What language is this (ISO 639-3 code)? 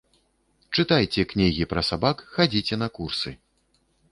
bel